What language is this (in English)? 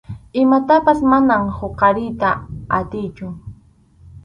Arequipa-La Unión Quechua